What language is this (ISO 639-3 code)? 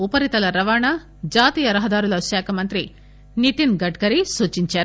tel